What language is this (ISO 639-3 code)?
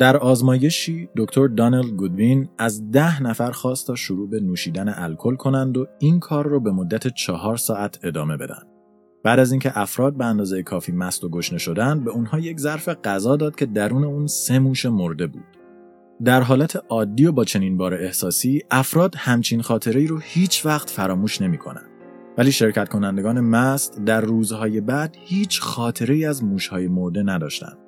fas